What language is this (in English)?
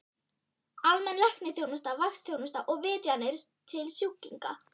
Icelandic